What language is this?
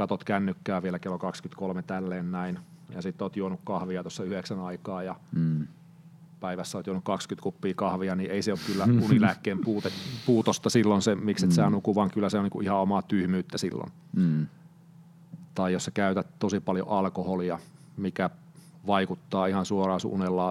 Finnish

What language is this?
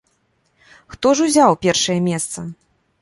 Belarusian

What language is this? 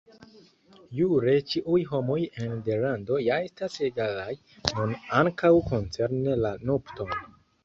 Esperanto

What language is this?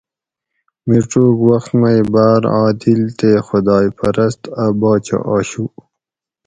Gawri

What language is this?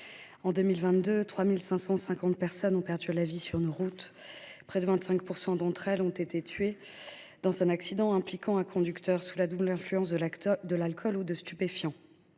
French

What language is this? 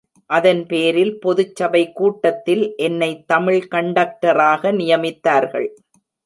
Tamil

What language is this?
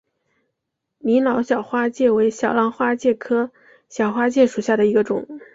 Chinese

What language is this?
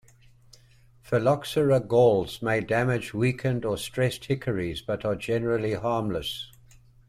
English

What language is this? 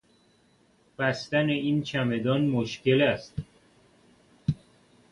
Persian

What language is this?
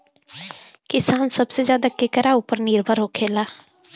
Bhojpuri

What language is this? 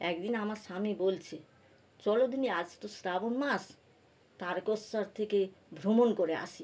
Bangla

